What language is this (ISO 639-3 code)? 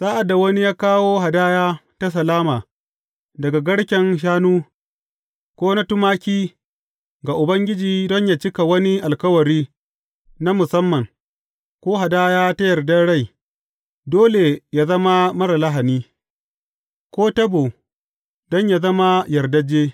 hau